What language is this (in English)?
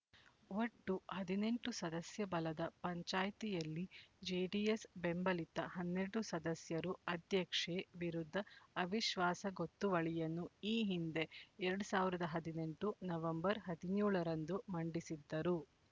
Kannada